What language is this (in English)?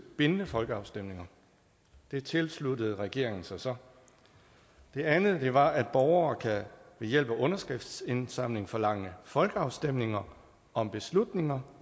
Danish